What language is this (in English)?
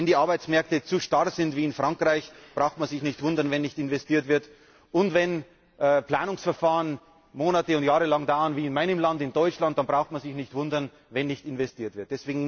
German